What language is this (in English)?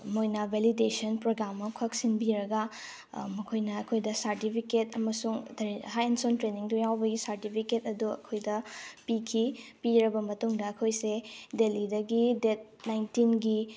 Manipuri